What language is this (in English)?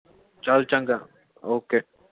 Punjabi